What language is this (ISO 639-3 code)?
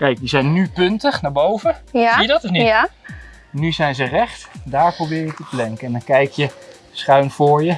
nld